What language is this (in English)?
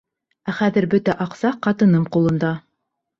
Bashkir